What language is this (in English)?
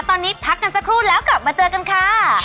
Thai